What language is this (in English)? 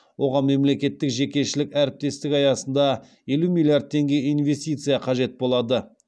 Kazakh